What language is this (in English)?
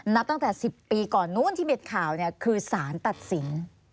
Thai